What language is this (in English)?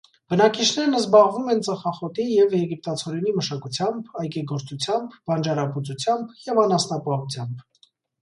Armenian